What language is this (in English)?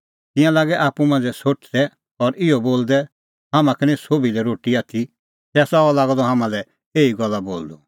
Kullu Pahari